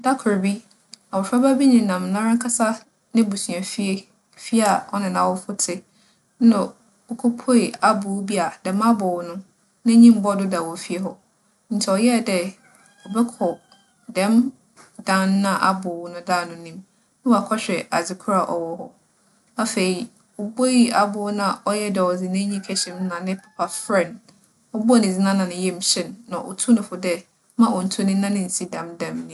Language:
Akan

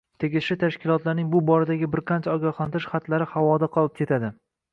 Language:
Uzbek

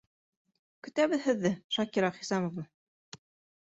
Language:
Bashkir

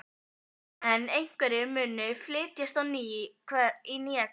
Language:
Icelandic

